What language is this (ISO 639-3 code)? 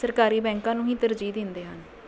pan